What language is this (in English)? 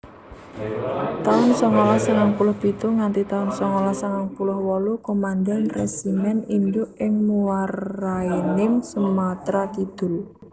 Javanese